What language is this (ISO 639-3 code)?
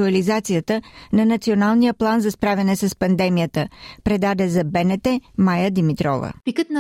bul